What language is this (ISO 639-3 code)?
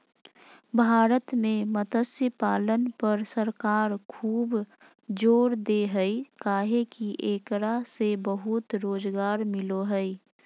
mag